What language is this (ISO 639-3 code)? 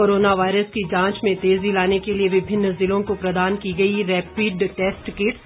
hin